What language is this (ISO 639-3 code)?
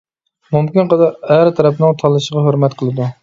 uig